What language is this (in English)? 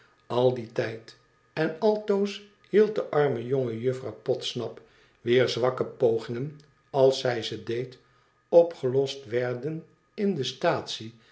Dutch